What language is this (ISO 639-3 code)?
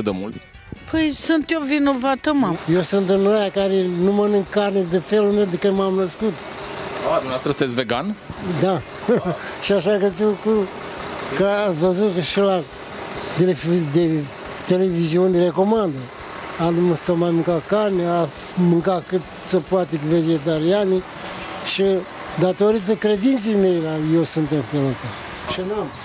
ron